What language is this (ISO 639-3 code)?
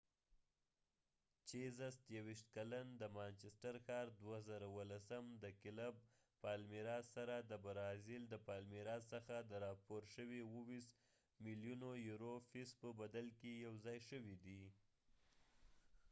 pus